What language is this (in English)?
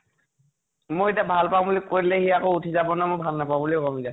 Assamese